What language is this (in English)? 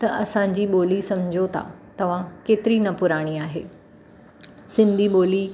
Sindhi